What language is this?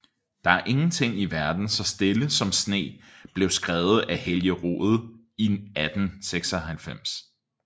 Danish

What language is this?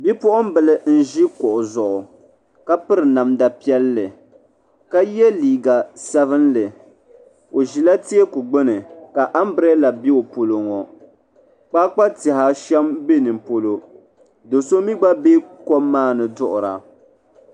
Dagbani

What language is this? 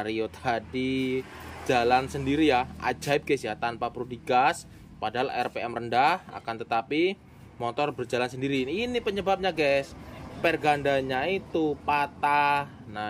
Indonesian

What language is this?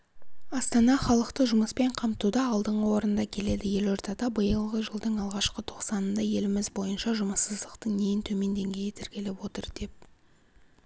Kazakh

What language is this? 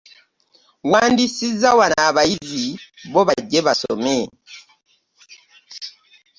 Ganda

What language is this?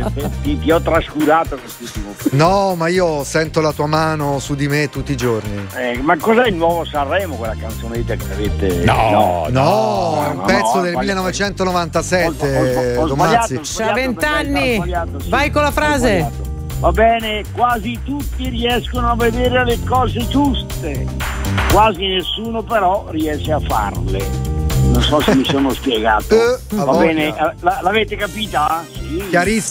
Italian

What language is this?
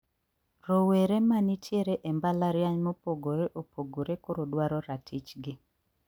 Luo (Kenya and Tanzania)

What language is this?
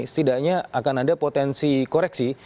Indonesian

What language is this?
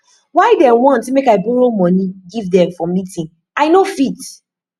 Nigerian Pidgin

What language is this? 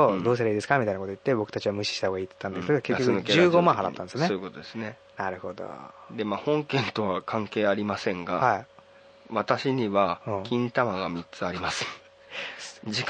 Japanese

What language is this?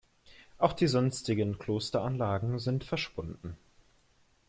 German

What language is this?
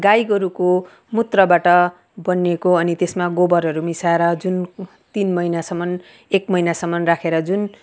Nepali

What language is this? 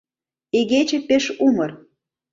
Mari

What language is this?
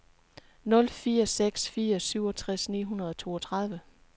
Danish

